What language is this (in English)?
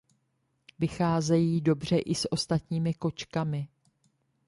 Czech